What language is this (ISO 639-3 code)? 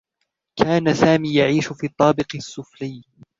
ara